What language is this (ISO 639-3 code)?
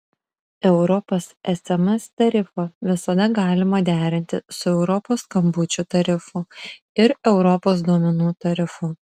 lit